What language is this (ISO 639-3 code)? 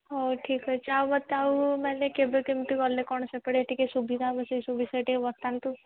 ori